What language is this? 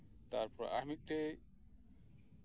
Santali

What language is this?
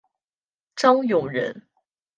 Chinese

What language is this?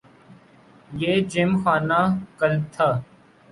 Urdu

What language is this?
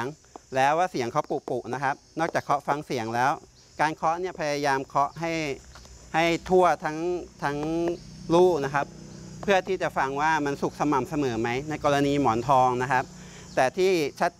Thai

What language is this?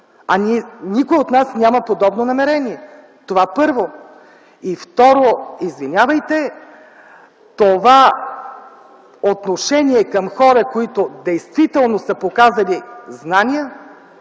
Bulgarian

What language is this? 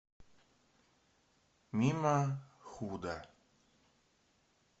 Russian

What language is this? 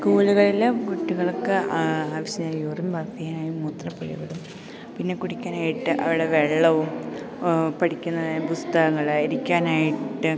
Malayalam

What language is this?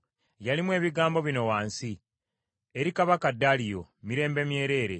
Ganda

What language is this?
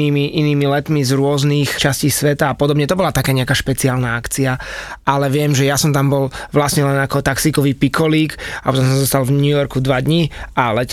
Slovak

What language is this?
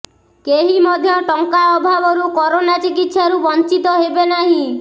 Odia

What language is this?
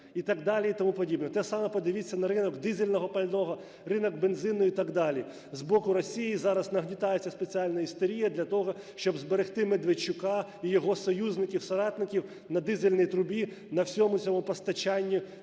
Ukrainian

